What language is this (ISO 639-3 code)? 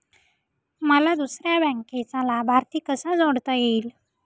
mar